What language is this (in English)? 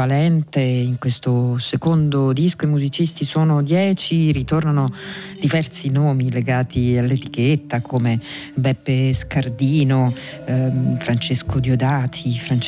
Italian